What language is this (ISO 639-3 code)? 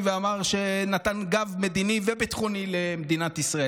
heb